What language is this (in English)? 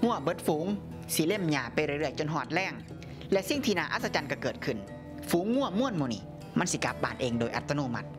Thai